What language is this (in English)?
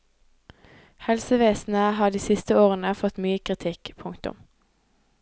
Norwegian